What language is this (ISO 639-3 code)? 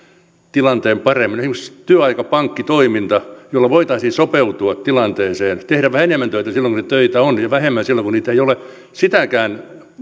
fin